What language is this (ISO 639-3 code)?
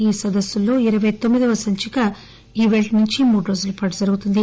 tel